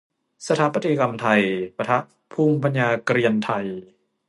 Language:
Thai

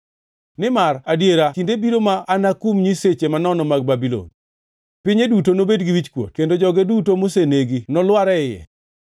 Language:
Luo (Kenya and Tanzania)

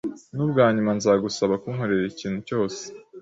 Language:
Kinyarwanda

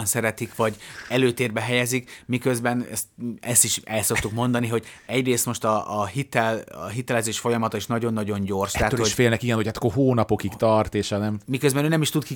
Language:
Hungarian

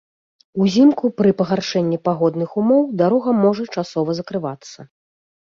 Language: Belarusian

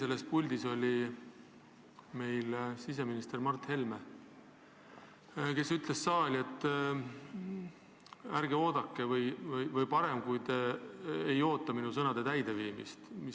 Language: Estonian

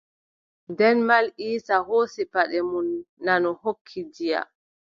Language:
Adamawa Fulfulde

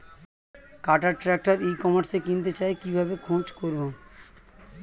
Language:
Bangla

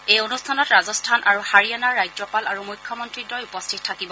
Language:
Assamese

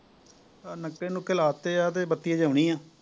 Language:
Punjabi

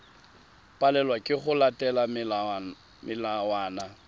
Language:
Tswana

